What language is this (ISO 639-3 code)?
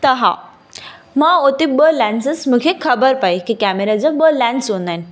snd